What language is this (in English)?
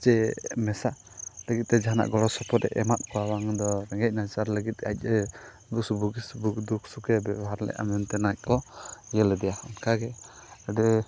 Santali